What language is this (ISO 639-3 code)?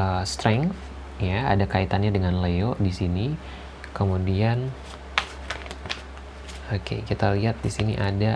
ind